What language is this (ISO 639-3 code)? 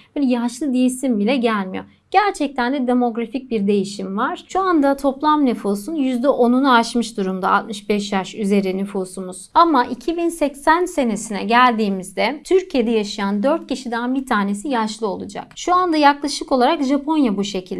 tur